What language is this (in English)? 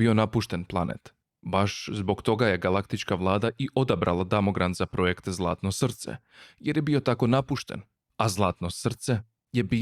Croatian